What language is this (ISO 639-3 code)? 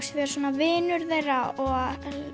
isl